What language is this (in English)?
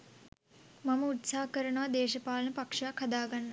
Sinhala